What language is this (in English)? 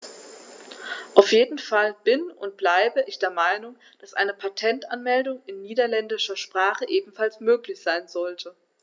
German